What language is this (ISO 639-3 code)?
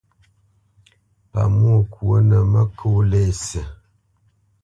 bce